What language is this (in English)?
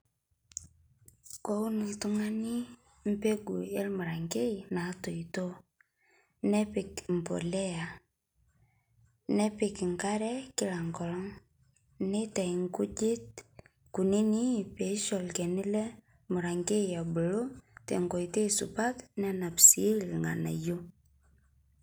Masai